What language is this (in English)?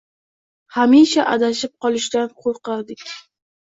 Uzbek